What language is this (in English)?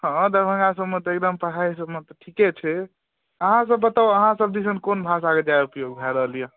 Maithili